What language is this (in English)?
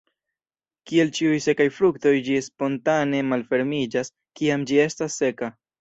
Esperanto